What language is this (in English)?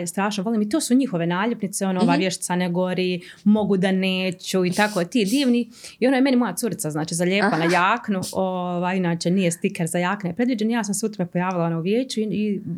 Croatian